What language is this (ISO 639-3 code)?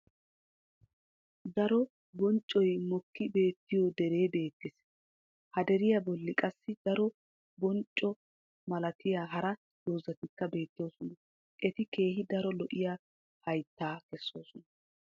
wal